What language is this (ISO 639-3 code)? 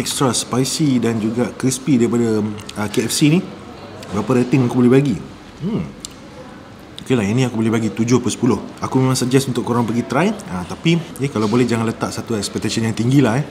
msa